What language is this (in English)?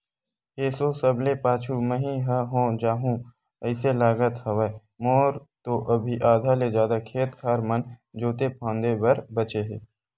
Chhattisgarhi